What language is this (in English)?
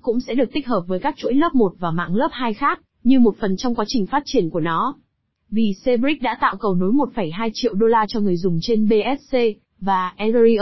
Vietnamese